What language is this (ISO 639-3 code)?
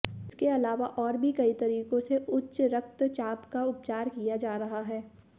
hin